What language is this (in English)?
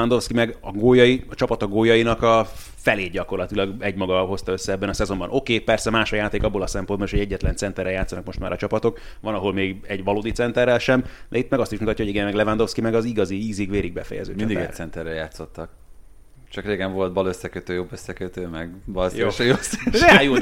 Hungarian